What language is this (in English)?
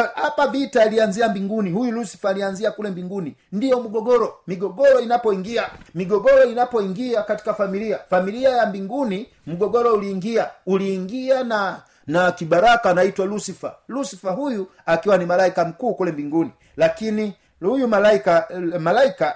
Swahili